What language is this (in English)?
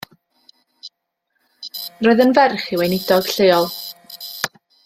Welsh